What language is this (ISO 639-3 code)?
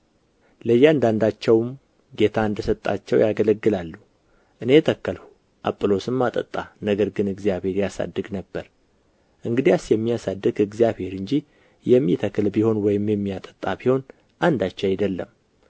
amh